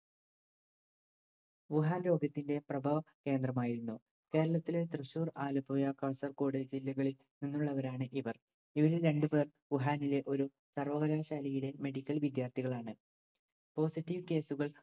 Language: Malayalam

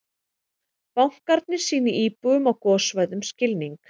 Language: Icelandic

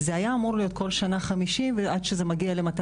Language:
Hebrew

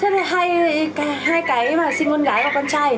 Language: Vietnamese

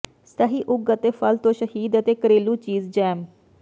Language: Punjabi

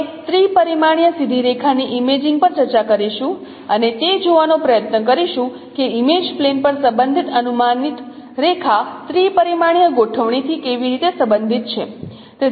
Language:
Gujarati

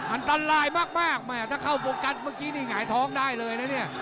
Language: Thai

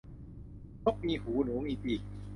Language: Thai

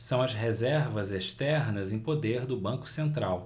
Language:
Portuguese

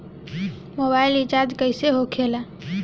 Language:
Bhojpuri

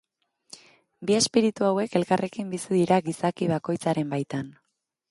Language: Basque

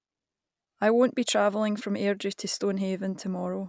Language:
English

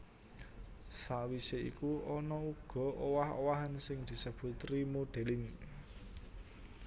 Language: Javanese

